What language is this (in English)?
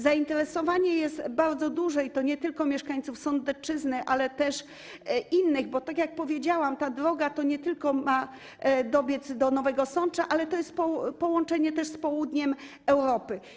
Polish